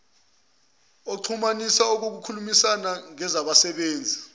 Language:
Zulu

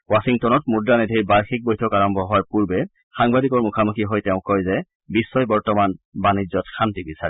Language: Assamese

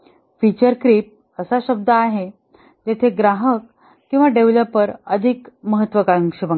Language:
Marathi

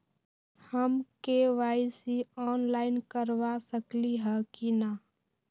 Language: Magahi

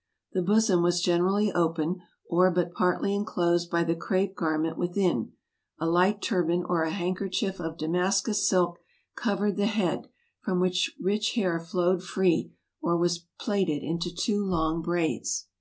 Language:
English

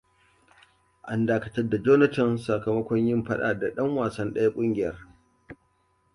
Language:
Hausa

